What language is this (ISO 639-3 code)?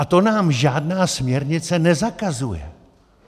ces